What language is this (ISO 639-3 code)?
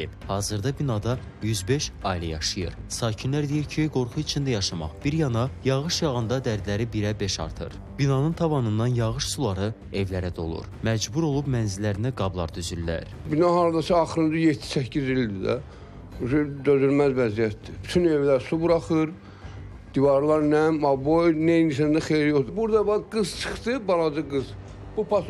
tur